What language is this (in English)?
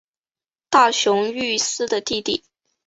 Chinese